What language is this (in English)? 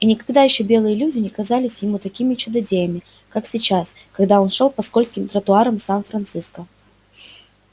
Russian